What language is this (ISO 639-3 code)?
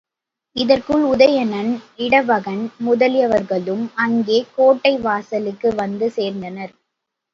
tam